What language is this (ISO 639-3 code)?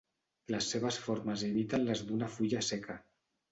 cat